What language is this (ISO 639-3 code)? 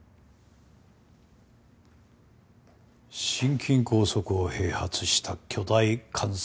jpn